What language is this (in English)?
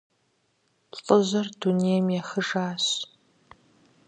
Kabardian